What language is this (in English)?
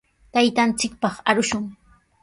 Sihuas Ancash Quechua